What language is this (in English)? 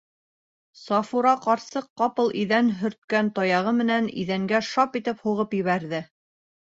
Bashkir